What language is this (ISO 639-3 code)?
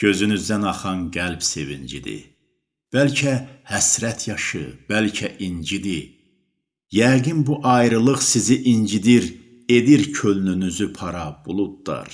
tur